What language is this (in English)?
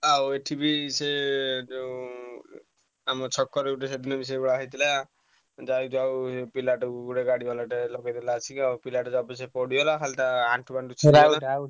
Odia